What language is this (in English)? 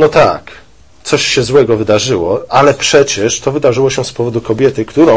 Polish